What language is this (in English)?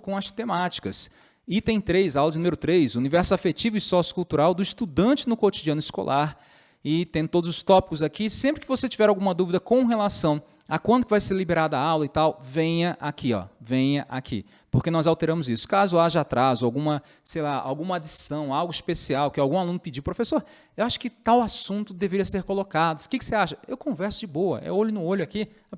Portuguese